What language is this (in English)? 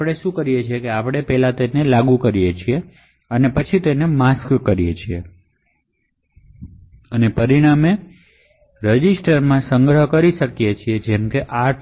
Gujarati